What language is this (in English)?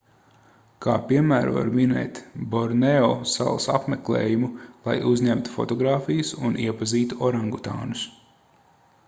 Latvian